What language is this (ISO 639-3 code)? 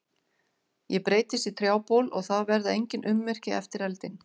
isl